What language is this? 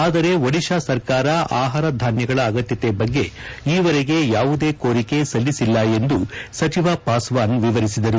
Kannada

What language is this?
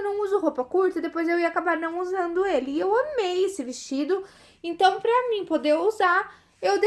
Portuguese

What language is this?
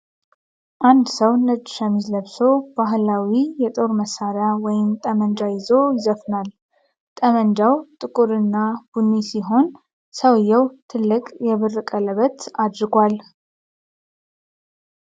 Amharic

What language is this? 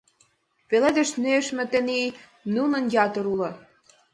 Mari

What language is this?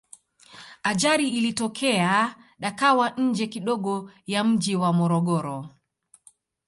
Swahili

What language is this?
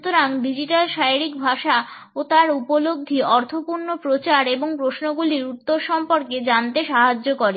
Bangla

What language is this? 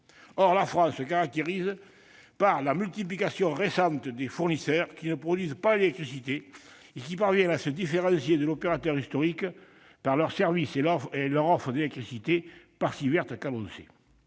French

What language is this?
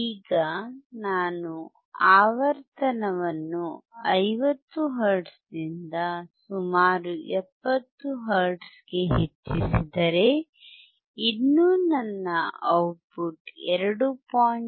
Kannada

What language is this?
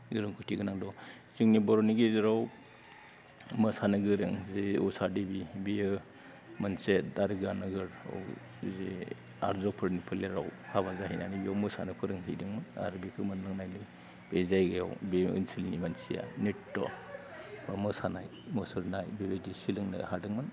Bodo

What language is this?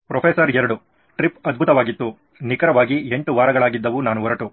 Kannada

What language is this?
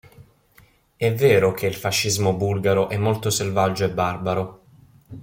Italian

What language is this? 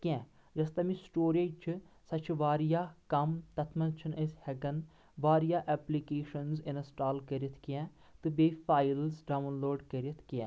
Kashmiri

